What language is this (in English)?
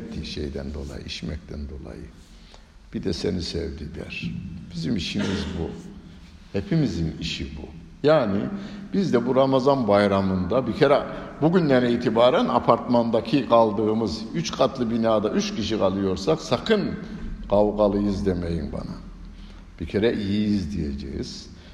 Turkish